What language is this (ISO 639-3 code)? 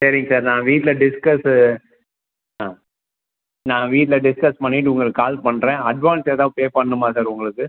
tam